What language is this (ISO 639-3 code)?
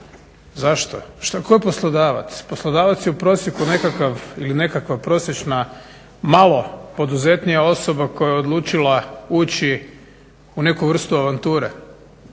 hrv